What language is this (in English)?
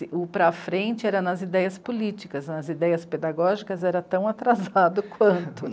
Portuguese